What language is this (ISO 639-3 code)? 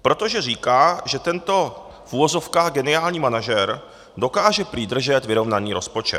ces